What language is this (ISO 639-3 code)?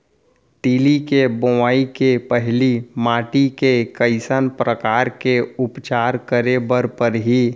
hne